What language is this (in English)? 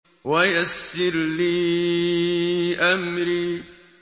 Arabic